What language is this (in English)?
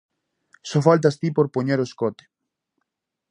Galician